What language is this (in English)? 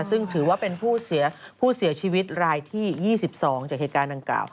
Thai